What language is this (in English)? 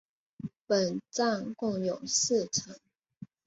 Chinese